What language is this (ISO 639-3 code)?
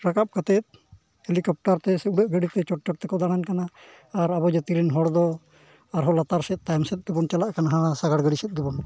sat